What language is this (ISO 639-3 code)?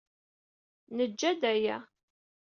kab